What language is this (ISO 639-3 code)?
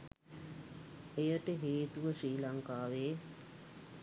sin